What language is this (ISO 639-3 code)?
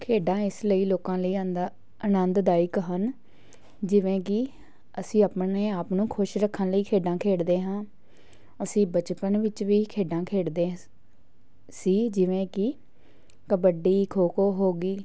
pan